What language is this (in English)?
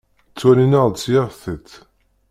Kabyle